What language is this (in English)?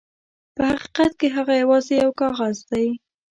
Pashto